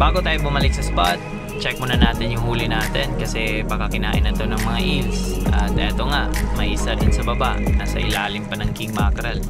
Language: Filipino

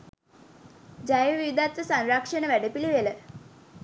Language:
Sinhala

